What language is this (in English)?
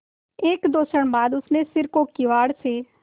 Hindi